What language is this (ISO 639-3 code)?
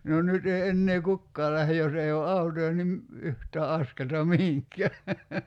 fin